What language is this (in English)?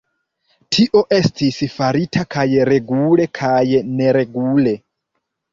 Esperanto